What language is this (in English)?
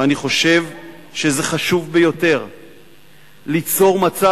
Hebrew